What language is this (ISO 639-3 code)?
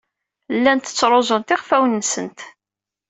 kab